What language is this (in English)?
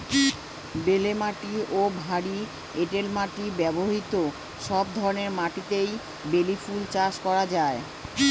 Bangla